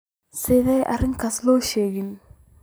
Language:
Somali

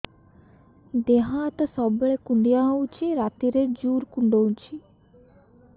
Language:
Odia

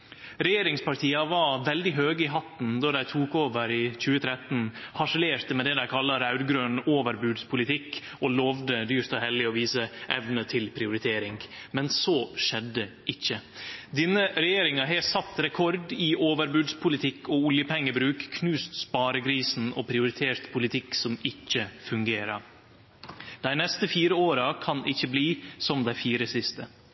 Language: Norwegian Nynorsk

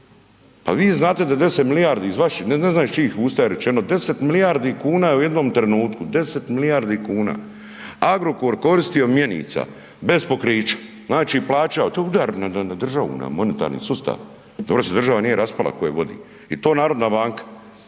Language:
Croatian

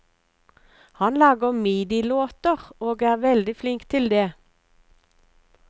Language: Norwegian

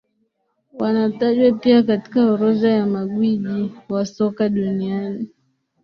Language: Swahili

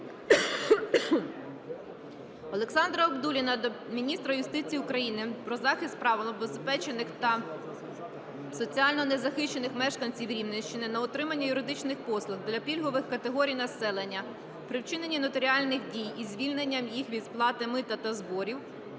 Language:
Ukrainian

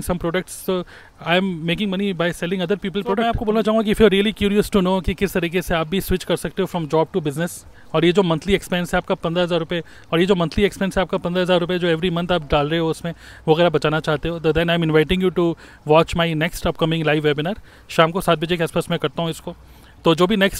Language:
Hindi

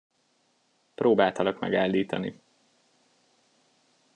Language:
Hungarian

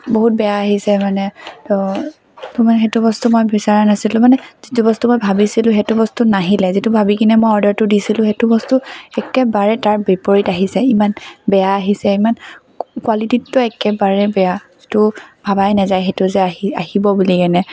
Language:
Assamese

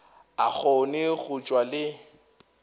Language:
Northern Sotho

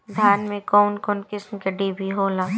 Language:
Bhojpuri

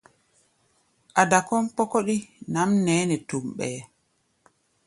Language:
Gbaya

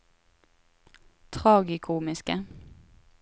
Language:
Norwegian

